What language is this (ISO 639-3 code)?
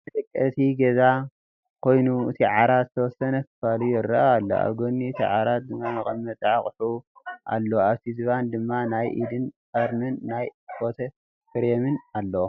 tir